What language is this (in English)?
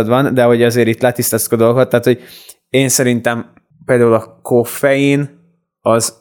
Hungarian